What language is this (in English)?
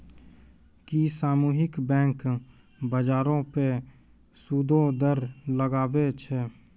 Maithili